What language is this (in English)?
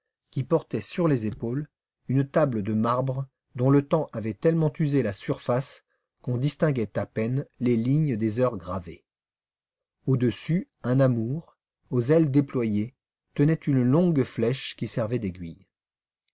French